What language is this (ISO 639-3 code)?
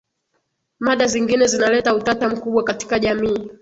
swa